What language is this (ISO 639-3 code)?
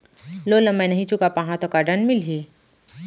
hne